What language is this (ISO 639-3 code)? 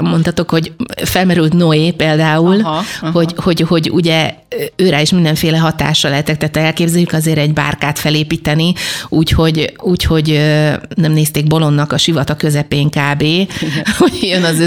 hun